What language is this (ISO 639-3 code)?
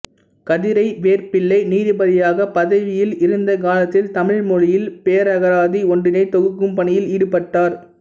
tam